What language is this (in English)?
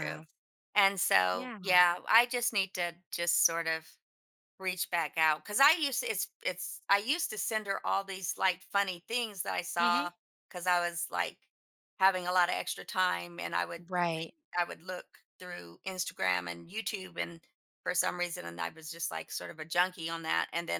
English